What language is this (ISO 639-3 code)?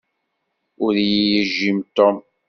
kab